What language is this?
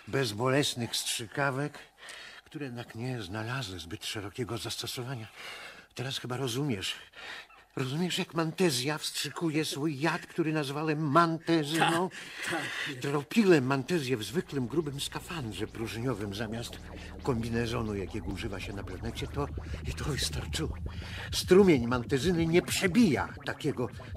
Polish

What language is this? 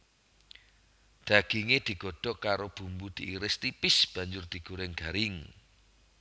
Javanese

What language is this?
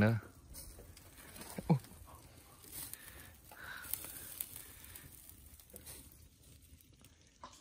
Vietnamese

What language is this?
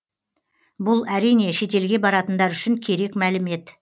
Kazakh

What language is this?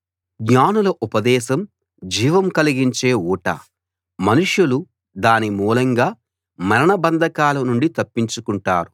Telugu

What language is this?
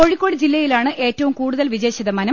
Malayalam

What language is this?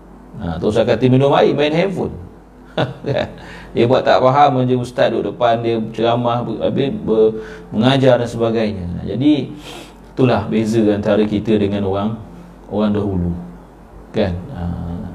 Malay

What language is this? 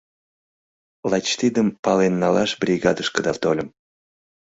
Mari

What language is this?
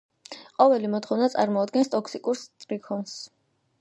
Georgian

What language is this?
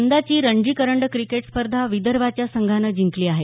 Marathi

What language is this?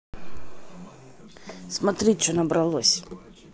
Russian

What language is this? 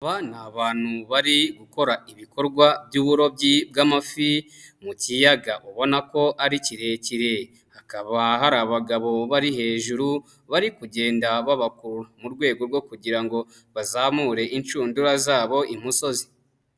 Kinyarwanda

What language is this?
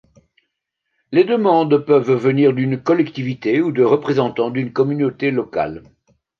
French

